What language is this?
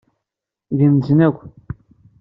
Kabyle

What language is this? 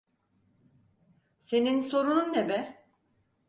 Turkish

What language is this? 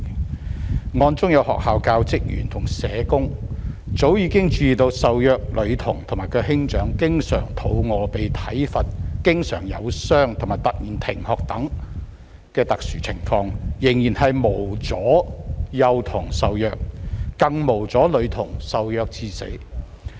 Cantonese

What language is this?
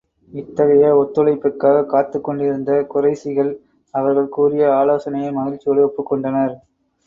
Tamil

